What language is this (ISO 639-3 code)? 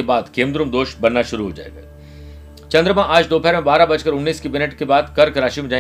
hin